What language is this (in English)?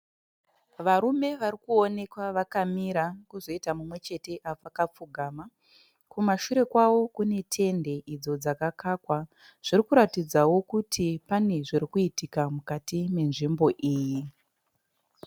Shona